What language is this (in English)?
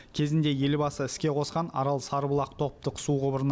Kazakh